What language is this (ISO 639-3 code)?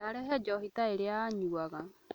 kik